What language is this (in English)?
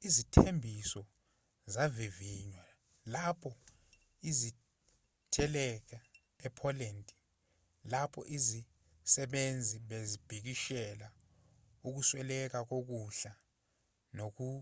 Zulu